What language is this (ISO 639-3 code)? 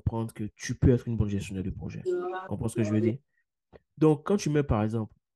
fra